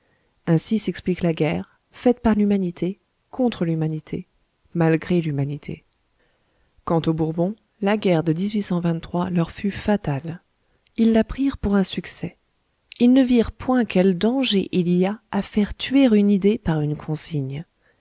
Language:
French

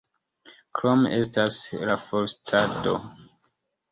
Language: Esperanto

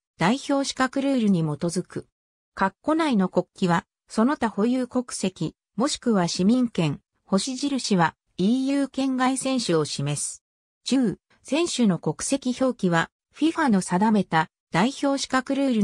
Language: Japanese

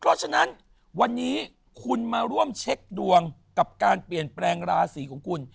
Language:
Thai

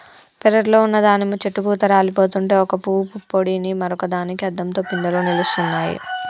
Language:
Telugu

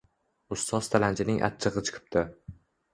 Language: Uzbek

